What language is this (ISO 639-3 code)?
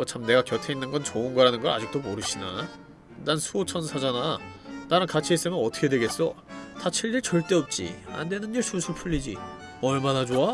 kor